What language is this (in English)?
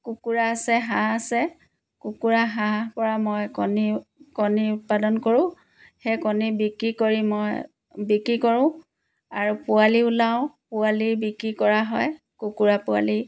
Assamese